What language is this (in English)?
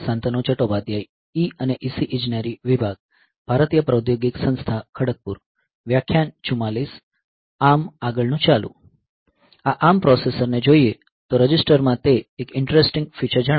Gujarati